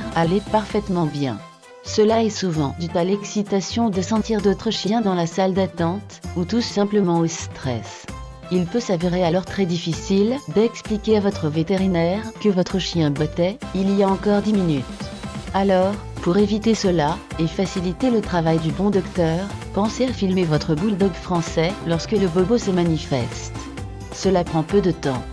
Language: French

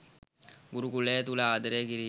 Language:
Sinhala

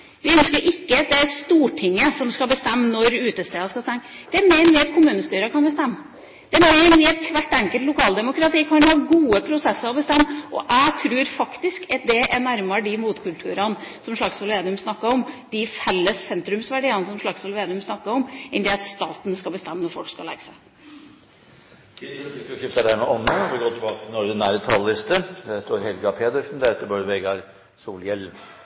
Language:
Norwegian Bokmål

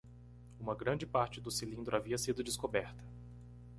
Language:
Portuguese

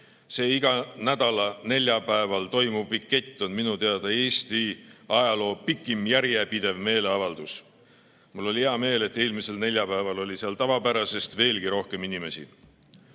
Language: Estonian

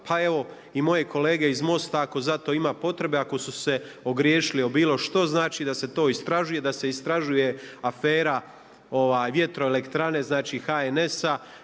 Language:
Croatian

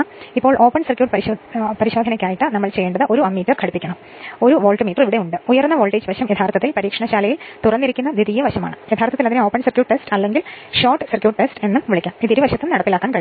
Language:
Malayalam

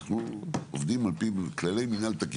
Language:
Hebrew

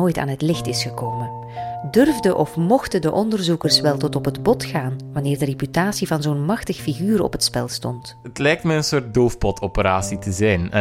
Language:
Dutch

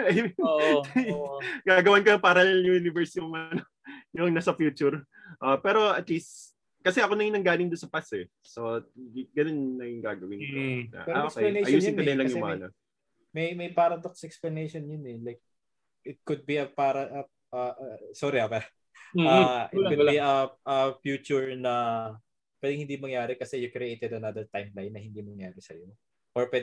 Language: Filipino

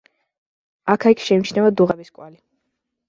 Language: Georgian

